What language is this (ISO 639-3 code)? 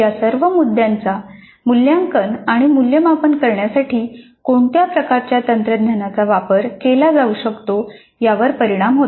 mar